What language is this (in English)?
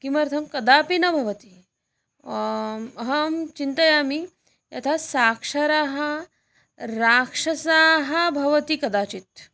Sanskrit